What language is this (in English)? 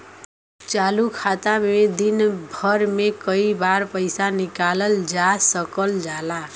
Bhojpuri